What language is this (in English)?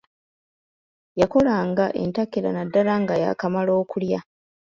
Ganda